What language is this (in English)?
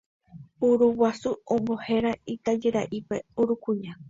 Guarani